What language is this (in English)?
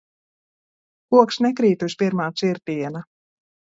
Latvian